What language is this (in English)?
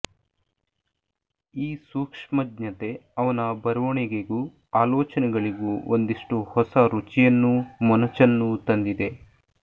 Kannada